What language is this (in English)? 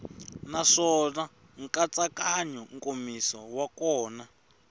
Tsonga